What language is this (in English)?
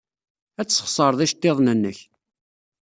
Kabyle